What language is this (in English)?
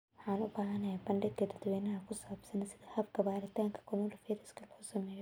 Somali